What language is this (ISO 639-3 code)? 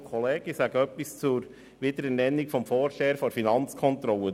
gsw